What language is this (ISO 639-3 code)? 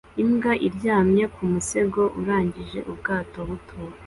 kin